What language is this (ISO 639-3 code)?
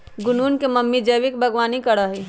mag